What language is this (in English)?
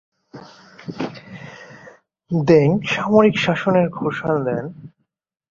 Bangla